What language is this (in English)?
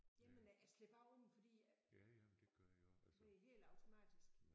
Danish